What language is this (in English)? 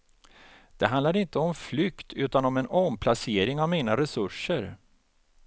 Swedish